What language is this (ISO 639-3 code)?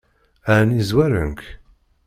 kab